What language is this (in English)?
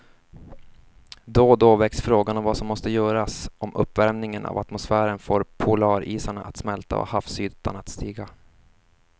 Swedish